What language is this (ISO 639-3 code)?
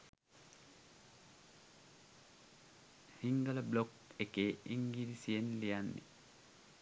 sin